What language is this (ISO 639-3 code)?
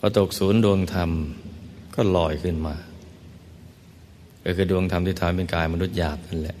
tha